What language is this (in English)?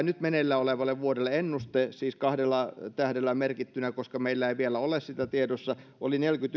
Finnish